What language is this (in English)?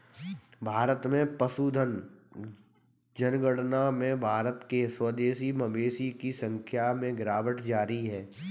Hindi